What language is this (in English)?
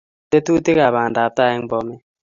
Kalenjin